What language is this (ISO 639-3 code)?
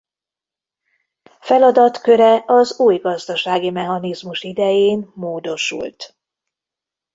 hun